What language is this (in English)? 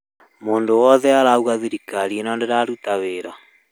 Kikuyu